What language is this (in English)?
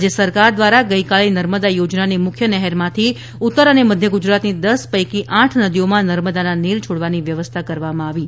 Gujarati